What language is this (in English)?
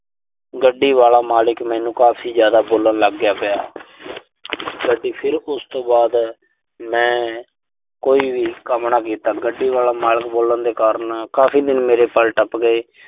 Punjabi